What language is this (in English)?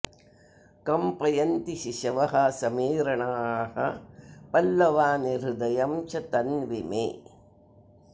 Sanskrit